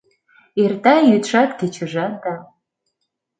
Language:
Mari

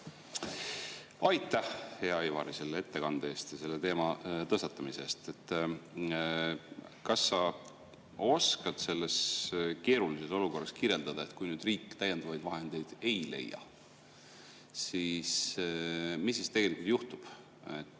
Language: Estonian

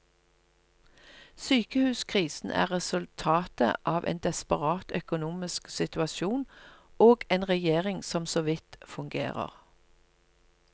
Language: Norwegian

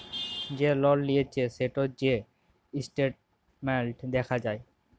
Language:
Bangla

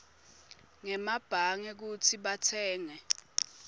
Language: Swati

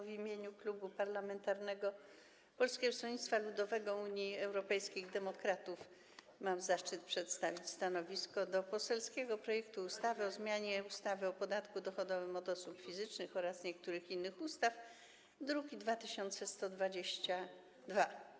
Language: Polish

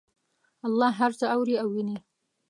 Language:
Pashto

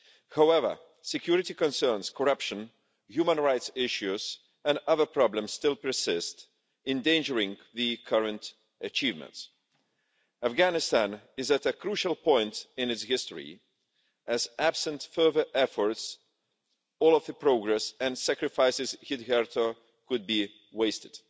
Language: English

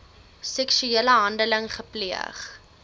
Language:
Afrikaans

